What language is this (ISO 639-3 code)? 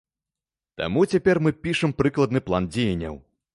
bel